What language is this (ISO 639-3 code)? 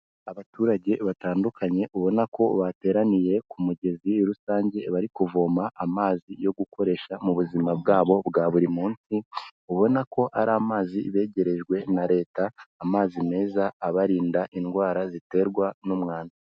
kin